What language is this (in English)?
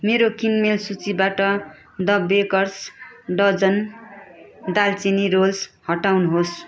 Nepali